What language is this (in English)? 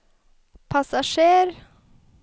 Norwegian